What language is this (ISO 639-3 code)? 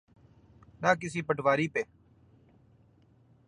urd